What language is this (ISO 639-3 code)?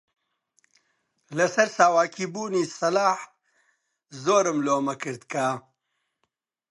ckb